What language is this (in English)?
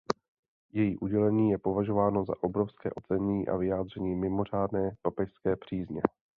Czech